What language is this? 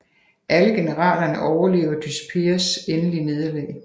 Danish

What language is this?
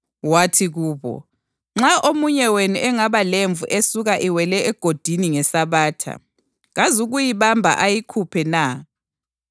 North Ndebele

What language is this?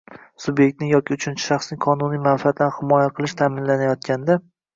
Uzbek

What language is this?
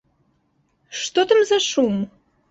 Belarusian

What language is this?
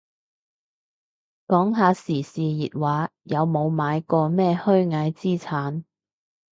Cantonese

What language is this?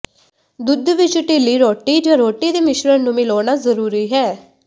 Punjabi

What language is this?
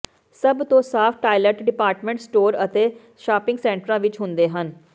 Punjabi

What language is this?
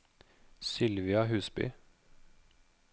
Norwegian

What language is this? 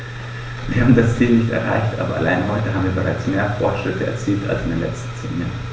German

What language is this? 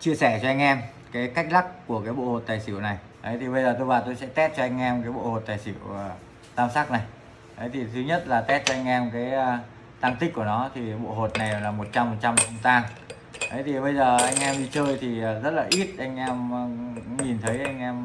Vietnamese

